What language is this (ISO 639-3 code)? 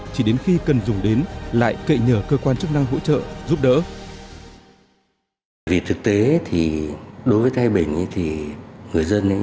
vie